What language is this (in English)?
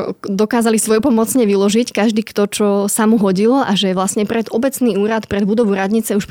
Slovak